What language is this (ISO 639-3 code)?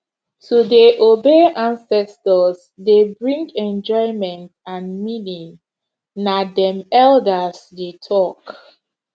pcm